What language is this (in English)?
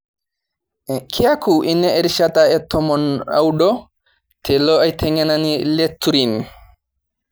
Masai